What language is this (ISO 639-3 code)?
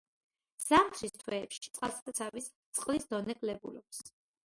kat